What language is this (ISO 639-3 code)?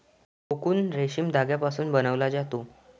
mar